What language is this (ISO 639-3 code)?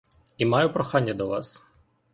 ukr